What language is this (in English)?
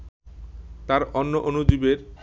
Bangla